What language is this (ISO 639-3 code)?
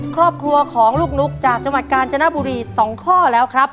tha